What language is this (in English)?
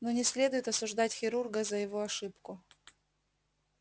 Russian